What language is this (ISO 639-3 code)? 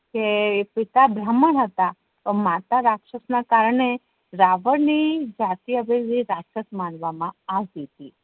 guj